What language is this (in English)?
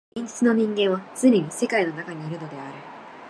Japanese